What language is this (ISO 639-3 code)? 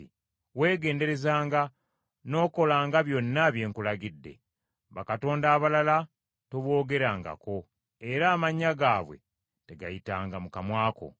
lug